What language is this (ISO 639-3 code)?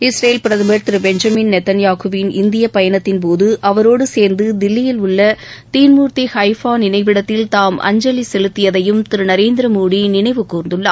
tam